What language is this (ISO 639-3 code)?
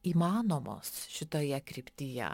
lit